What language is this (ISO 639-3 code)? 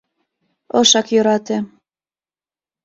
chm